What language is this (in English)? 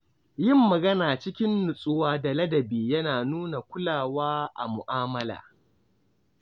Hausa